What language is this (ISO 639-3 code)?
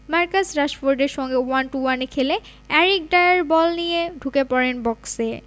ben